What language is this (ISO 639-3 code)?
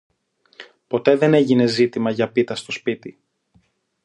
ell